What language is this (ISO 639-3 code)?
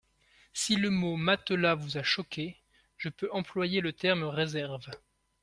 fra